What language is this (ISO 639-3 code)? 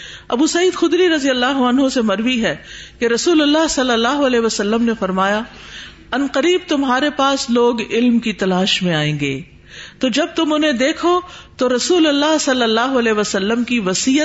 urd